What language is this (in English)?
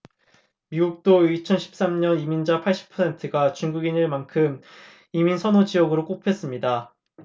Korean